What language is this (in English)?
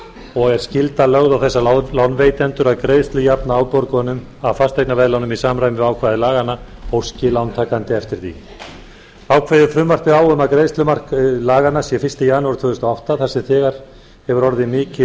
Icelandic